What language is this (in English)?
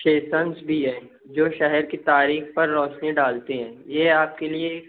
Urdu